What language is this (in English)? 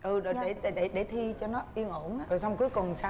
Vietnamese